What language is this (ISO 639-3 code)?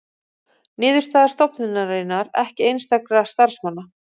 isl